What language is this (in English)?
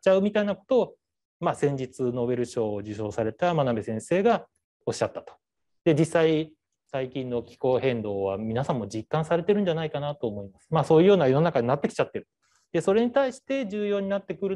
Japanese